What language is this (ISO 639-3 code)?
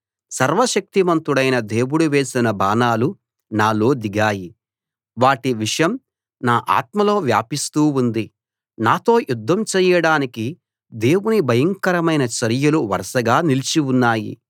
tel